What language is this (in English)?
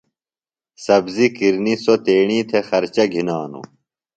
Phalura